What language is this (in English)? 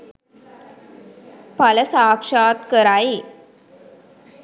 Sinhala